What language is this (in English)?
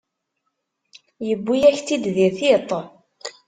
Kabyle